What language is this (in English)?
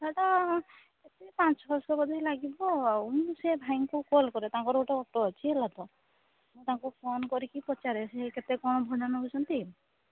Odia